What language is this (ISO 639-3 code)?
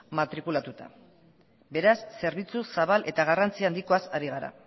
eus